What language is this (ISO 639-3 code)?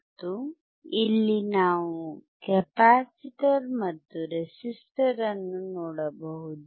kan